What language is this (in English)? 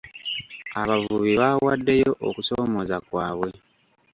Ganda